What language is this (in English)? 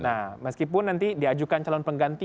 Indonesian